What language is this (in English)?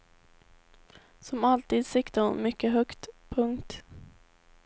Swedish